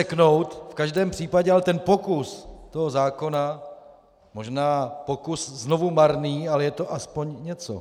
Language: Czech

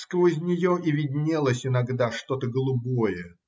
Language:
Russian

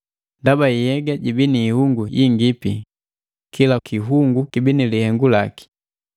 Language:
Matengo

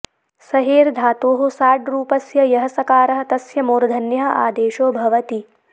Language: Sanskrit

